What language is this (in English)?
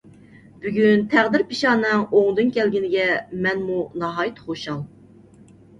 Uyghur